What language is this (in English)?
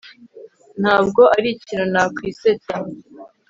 Kinyarwanda